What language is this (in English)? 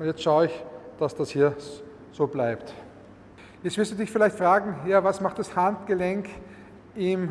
German